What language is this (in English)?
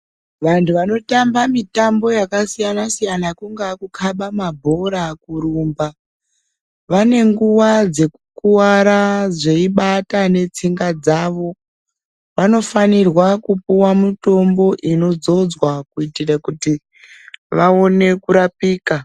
Ndau